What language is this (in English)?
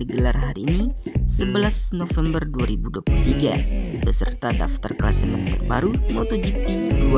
Indonesian